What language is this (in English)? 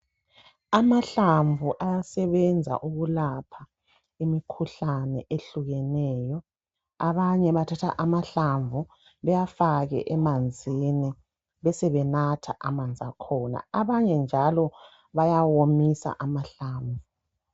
North Ndebele